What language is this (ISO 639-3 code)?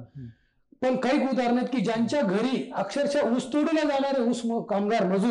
mar